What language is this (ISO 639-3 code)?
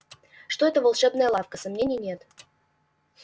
rus